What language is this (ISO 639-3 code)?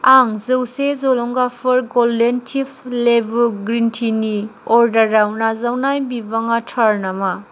brx